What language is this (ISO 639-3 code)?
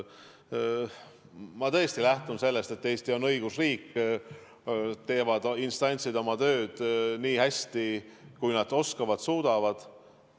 est